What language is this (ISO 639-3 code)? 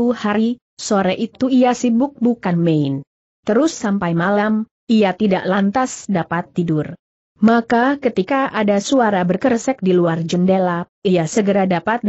ind